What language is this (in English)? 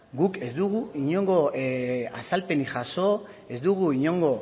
Basque